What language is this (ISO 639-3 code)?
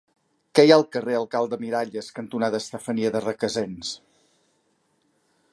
cat